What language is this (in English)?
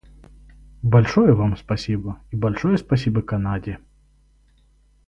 Russian